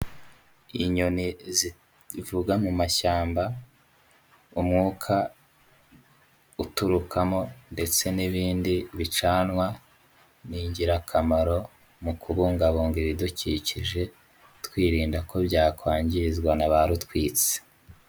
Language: Kinyarwanda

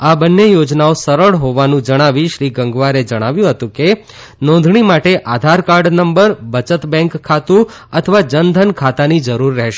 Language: Gujarati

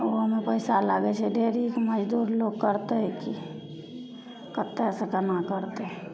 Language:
Maithili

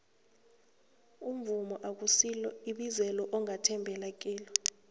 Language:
South Ndebele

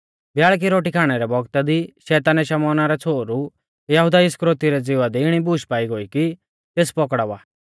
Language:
Mahasu Pahari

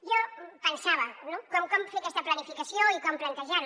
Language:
Catalan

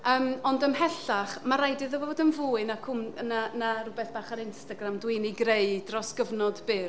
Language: Welsh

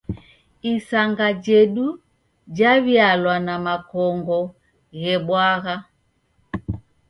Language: Taita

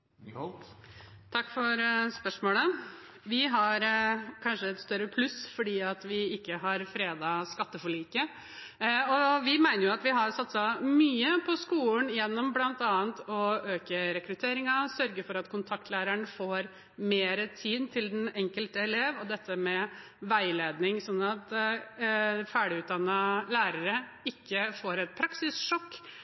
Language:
Norwegian Bokmål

